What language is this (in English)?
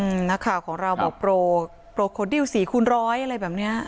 Thai